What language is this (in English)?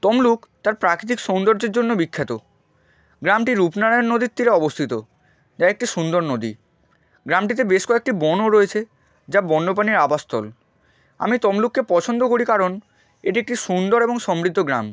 Bangla